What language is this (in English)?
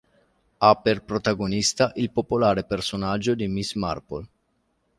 Italian